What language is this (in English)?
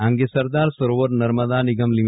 Gujarati